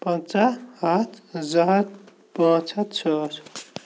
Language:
Kashmiri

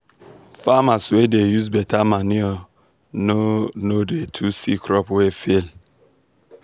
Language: Nigerian Pidgin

